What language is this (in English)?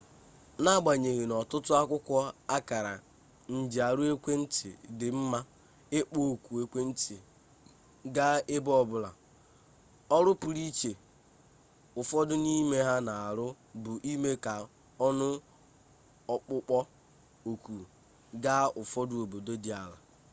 Igbo